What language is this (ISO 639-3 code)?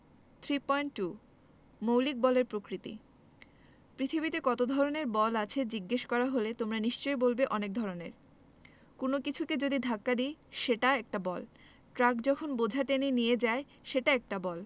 ben